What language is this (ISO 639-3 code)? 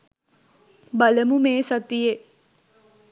sin